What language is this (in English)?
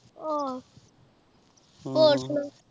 Punjabi